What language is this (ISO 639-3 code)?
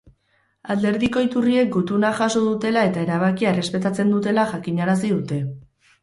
eus